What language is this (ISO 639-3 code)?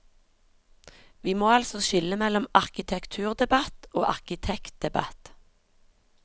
nor